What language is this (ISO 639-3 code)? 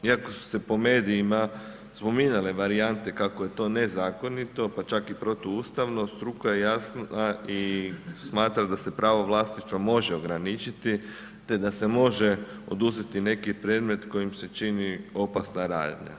hrv